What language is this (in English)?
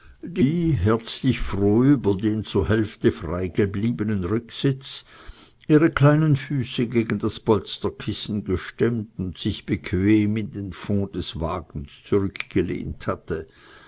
German